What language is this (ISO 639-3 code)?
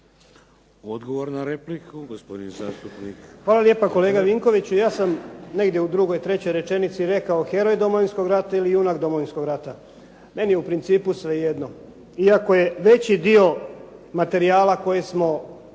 hrv